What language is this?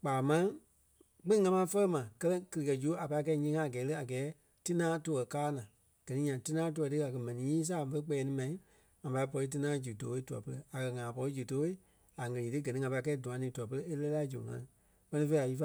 Kpelle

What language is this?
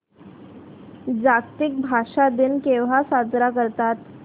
Marathi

